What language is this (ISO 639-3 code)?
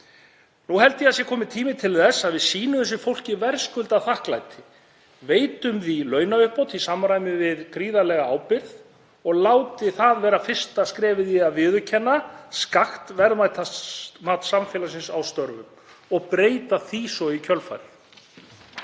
isl